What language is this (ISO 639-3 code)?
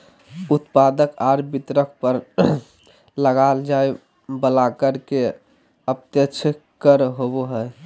mag